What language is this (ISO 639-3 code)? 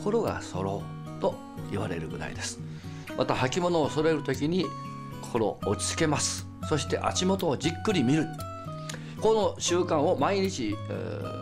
jpn